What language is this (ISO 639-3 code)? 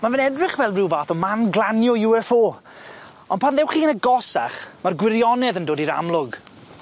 cym